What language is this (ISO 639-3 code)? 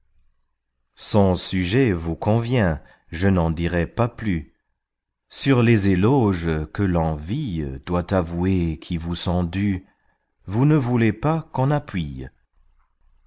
fra